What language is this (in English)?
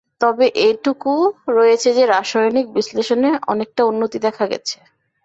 Bangla